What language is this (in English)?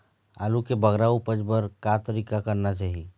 Chhattisgarhi